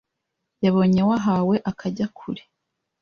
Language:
Kinyarwanda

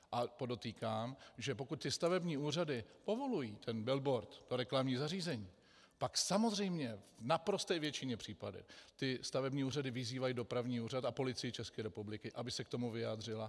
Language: Czech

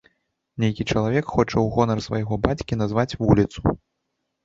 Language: Belarusian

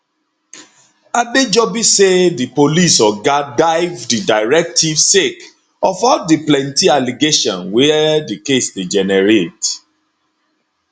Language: Nigerian Pidgin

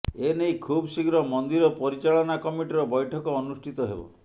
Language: Odia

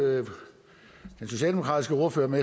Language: Danish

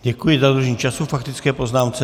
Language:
Czech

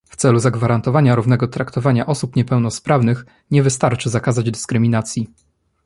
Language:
Polish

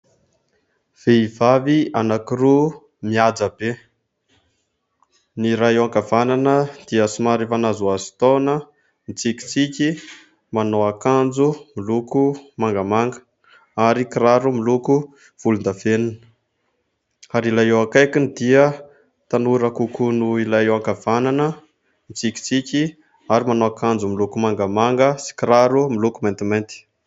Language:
Malagasy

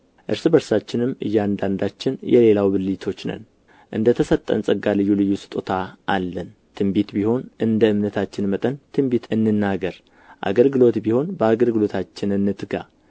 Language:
Amharic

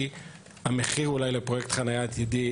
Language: Hebrew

